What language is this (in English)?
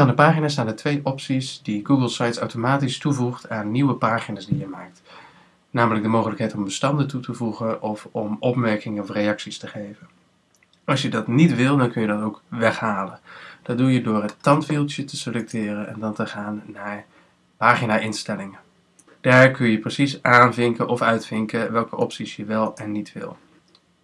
Dutch